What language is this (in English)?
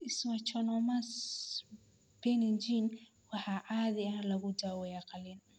Somali